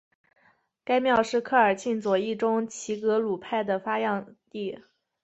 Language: Chinese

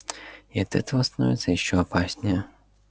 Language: Russian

